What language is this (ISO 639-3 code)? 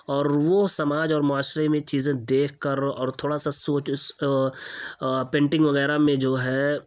urd